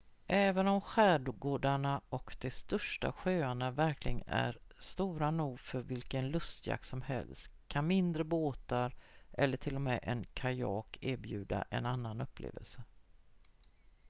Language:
Swedish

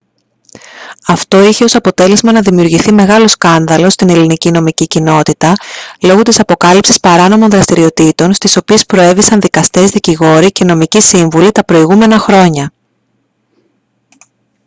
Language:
Greek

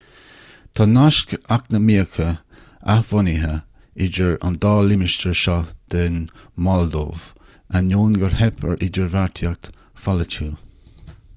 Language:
Irish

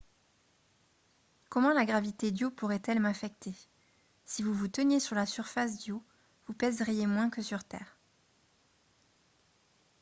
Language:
French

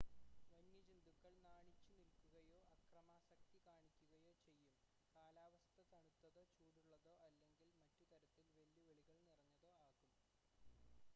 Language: Malayalam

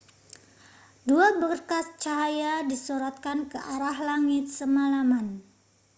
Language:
Indonesian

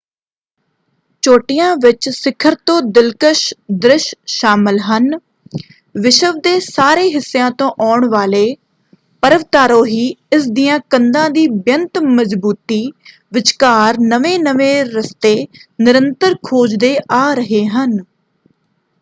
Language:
Punjabi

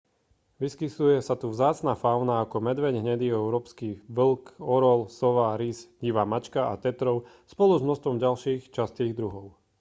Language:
Slovak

